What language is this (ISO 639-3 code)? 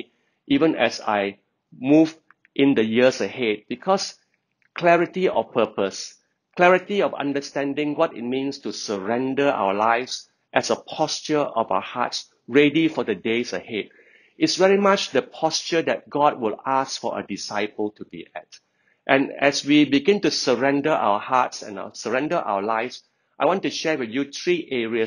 eng